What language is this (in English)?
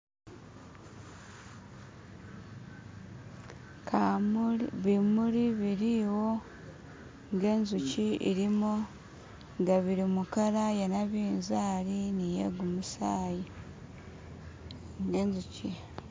Masaaba